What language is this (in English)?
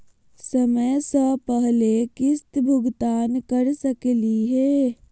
Magahi